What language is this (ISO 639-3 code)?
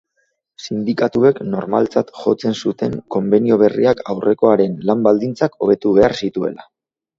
eus